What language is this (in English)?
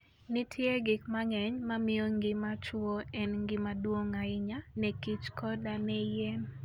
Luo (Kenya and Tanzania)